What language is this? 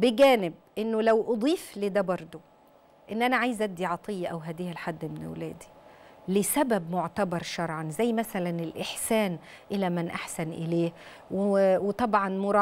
Arabic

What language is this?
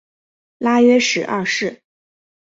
Chinese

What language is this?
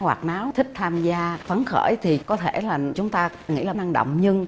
Vietnamese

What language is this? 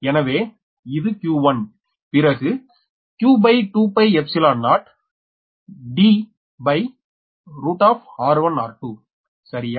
Tamil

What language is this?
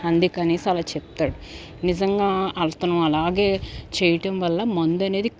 Telugu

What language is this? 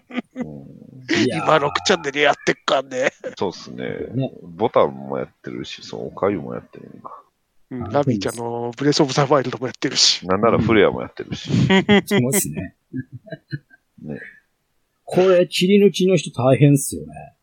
Japanese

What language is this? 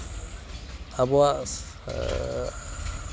Santali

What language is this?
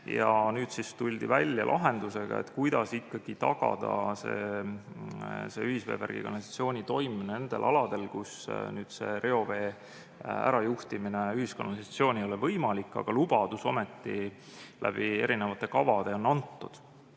Estonian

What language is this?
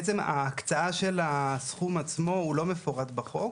Hebrew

